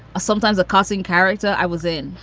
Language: English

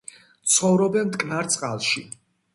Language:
Georgian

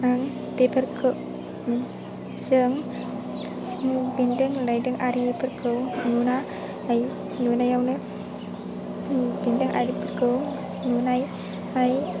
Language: Bodo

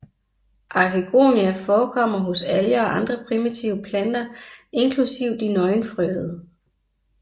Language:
Danish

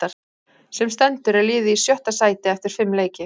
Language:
Icelandic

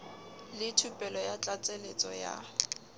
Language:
Southern Sotho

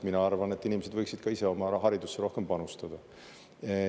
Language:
Estonian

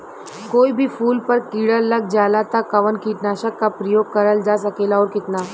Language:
Bhojpuri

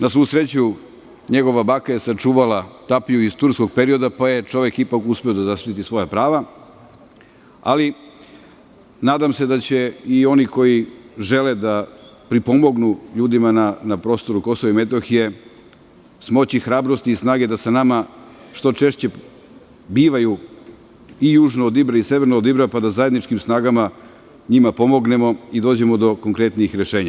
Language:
Serbian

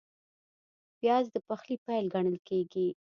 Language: Pashto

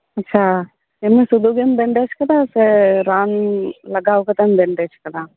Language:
Santali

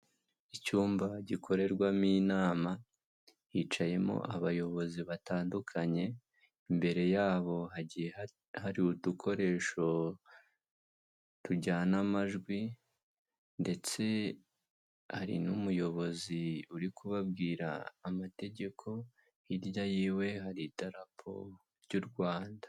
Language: Kinyarwanda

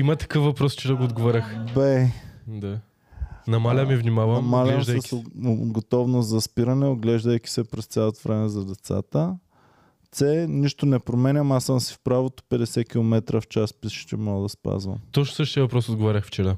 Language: Bulgarian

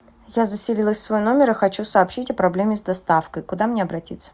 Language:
Russian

